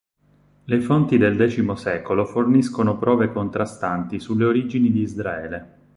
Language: Italian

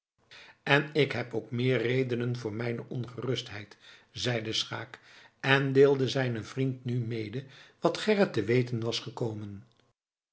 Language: Dutch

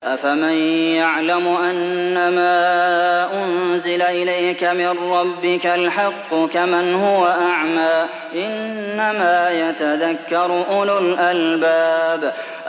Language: Arabic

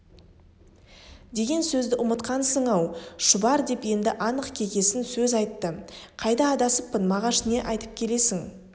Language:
Kazakh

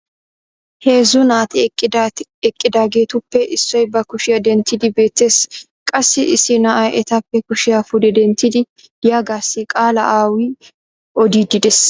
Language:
Wolaytta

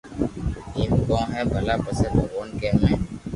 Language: Loarki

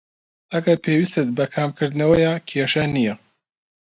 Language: Central Kurdish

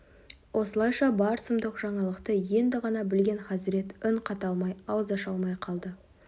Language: Kazakh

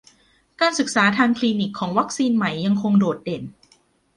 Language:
Thai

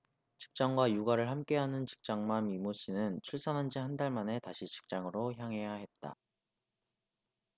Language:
Korean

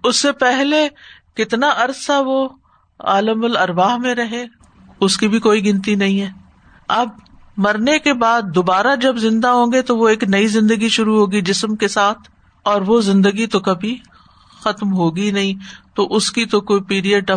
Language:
Urdu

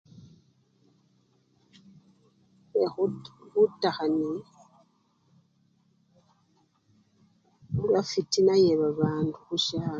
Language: Luyia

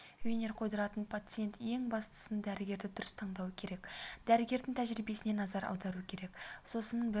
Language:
Kazakh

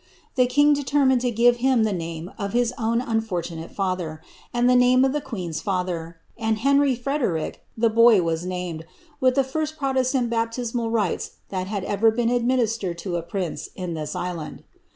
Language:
English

